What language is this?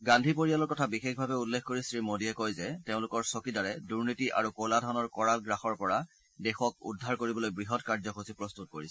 Assamese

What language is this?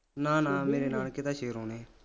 Punjabi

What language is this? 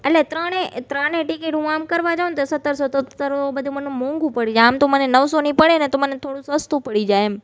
Gujarati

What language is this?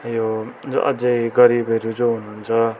Nepali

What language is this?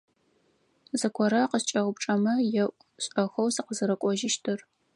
Adyghe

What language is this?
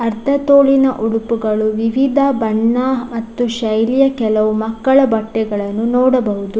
Kannada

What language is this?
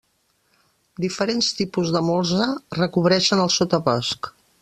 Catalan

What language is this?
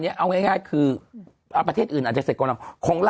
Thai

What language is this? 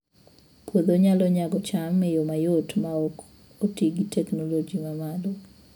Luo (Kenya and Tanzania)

